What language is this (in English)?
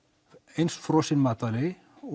Icelandic